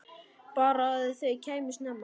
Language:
Icelandic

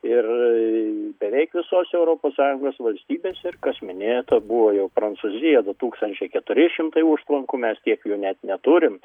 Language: Lithuanian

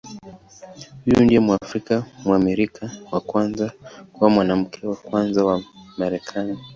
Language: Swahili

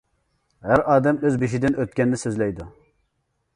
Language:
Uyghur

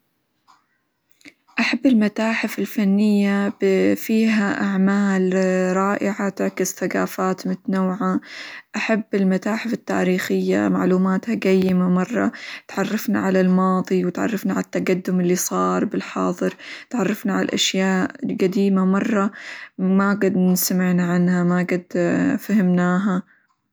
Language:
Hijazi Arabic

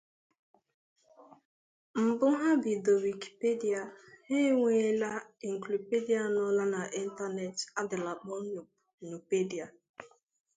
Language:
Igbo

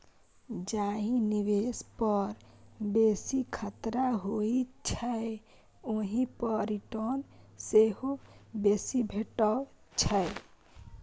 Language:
Maithili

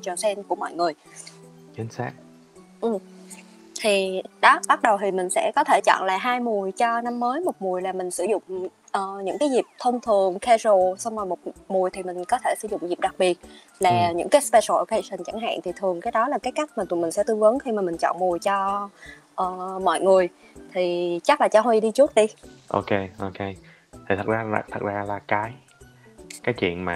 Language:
Vietnamese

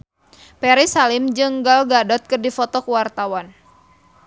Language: Sundanese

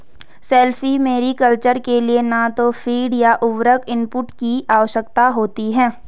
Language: Hindi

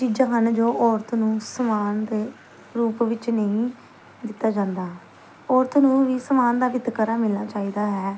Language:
Punjabi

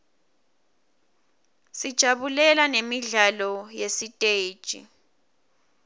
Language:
Swati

